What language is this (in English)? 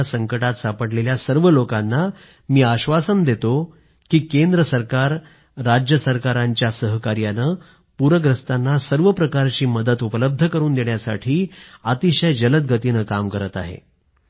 Marathi